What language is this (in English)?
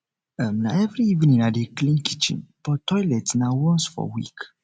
Nigerian Pidgin